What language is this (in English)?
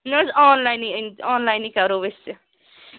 Kashmiri